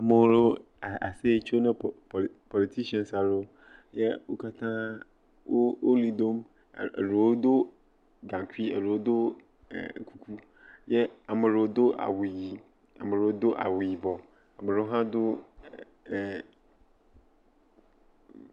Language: Ewe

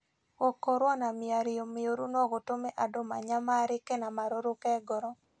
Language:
Kikuyu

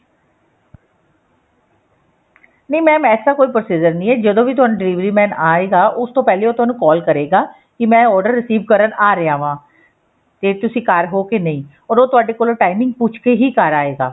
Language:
Punjabi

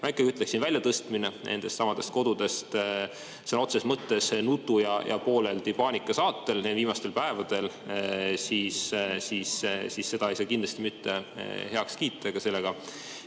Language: Estonian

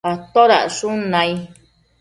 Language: Matsés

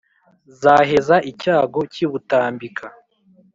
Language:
Kinyarwanda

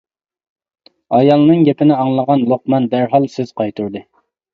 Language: Uyghur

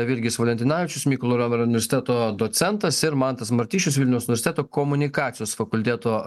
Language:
Lithuanian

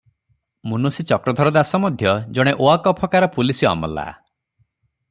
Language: Odia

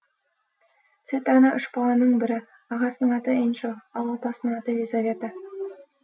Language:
Kazakh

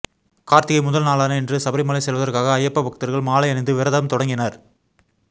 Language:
Tamil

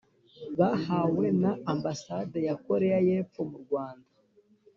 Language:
Kinyarwanda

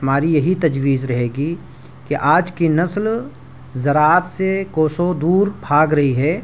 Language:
Urdu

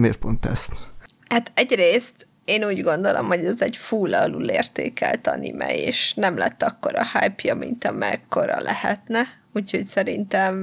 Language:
Hungarian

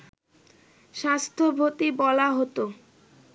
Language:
Bangla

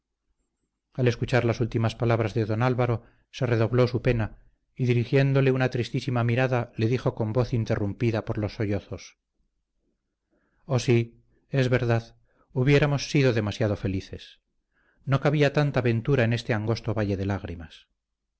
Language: Spanish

